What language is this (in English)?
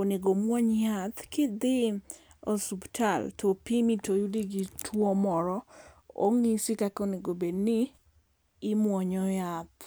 Luo (Kenya and Tanzania)